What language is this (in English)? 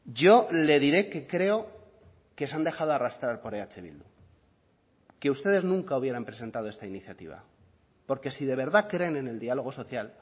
Spanish